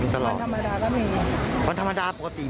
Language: Thai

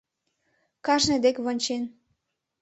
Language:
Mari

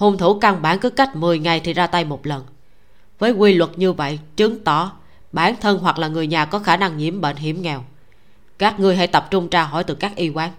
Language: Vietnamese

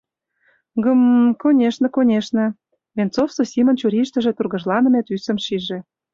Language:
Mari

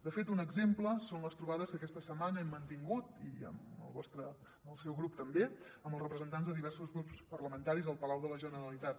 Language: Catalan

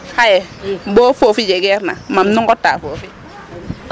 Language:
Serer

